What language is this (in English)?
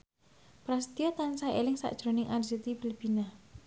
Javanese